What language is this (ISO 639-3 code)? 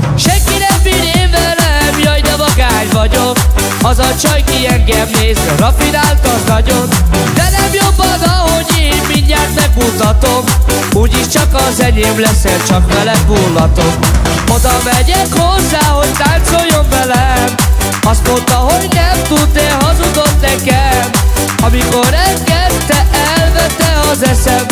hun